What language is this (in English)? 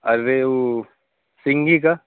Urdu